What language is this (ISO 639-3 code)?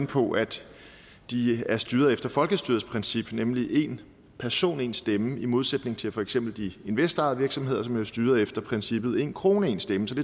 dan